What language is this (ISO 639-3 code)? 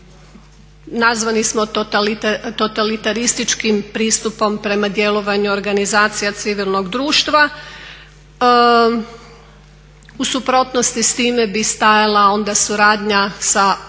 hrv